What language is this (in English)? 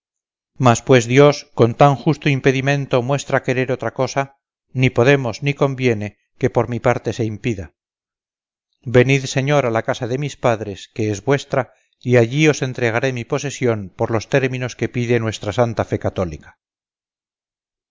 Spanish